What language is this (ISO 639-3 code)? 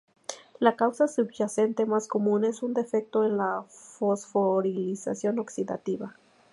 spa